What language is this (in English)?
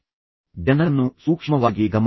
Kannada